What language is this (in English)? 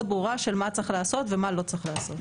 Hebrew